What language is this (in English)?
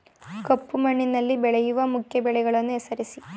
Kannada